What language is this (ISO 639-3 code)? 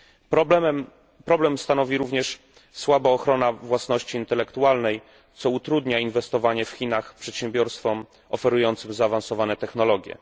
pol